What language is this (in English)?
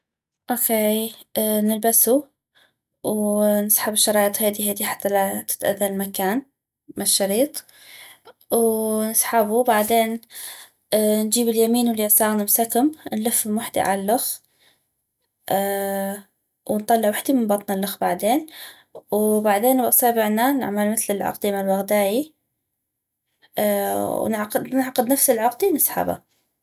North Mesopotamian Arabic